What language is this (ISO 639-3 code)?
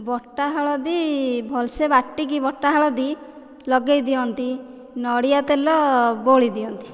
ori